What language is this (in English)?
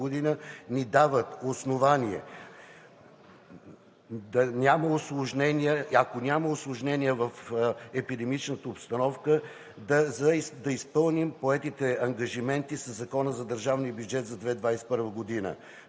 Bulgarian